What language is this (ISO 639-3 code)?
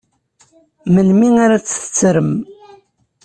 kab